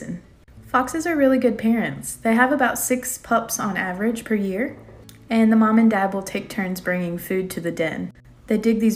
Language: English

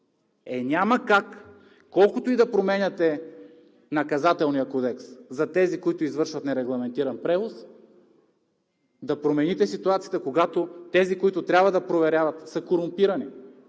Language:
Bulgarian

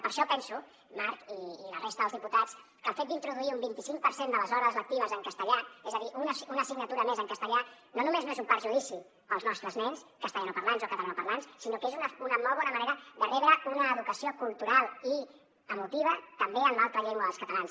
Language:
Catalan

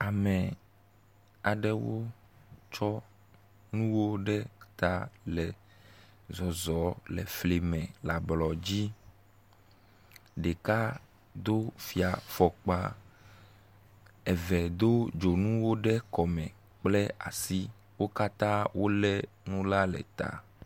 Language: Ewe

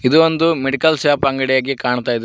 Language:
Kannada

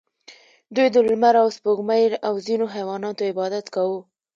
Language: Pashto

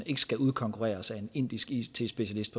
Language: Danish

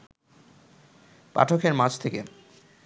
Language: Bangla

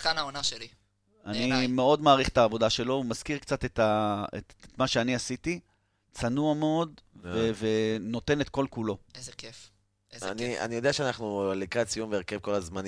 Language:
Hebrew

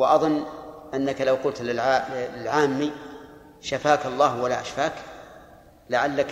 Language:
Arabic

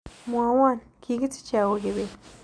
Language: Kalenjin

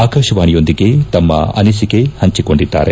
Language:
Kannada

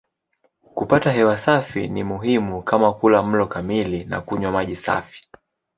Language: Swahili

